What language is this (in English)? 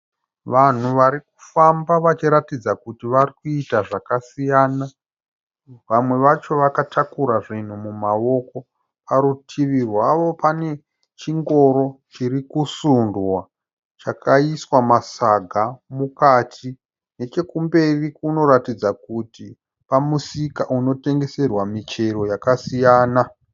Shona